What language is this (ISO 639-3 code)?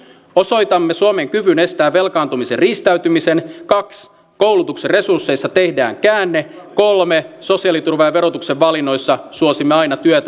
fin